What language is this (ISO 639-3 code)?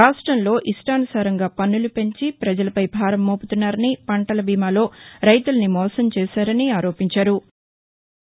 tel